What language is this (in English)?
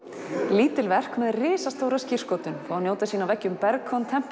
Icelandic